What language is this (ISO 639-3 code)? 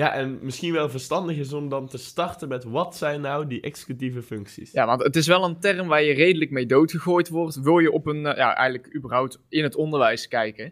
nld